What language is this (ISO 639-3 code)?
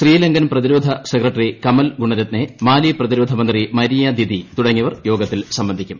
mal